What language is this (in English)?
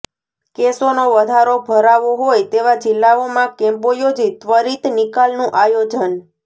Gujarati